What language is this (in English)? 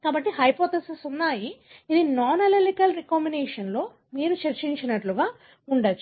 Telugu